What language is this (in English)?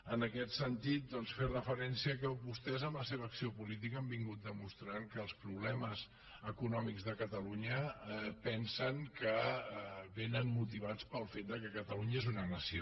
Catalan